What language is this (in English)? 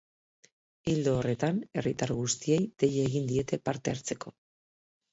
Basque